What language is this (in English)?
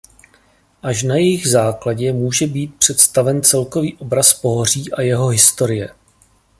Czech